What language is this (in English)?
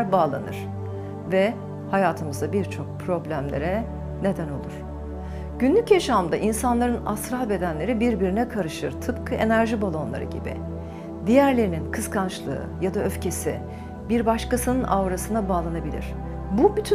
Turkish